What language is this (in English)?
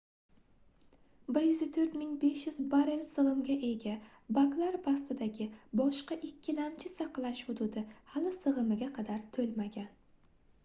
Uzbek